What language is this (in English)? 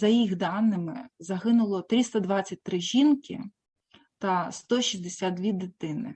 Ukrainian